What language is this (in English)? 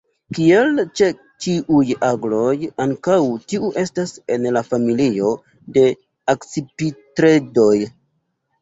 Esperanto